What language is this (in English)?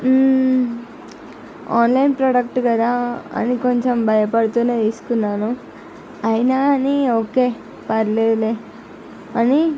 Telugu